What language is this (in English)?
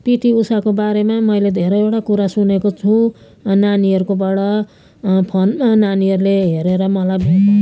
Nepali